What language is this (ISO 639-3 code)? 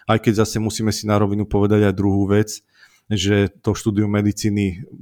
slk